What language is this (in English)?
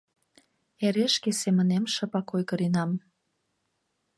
Mari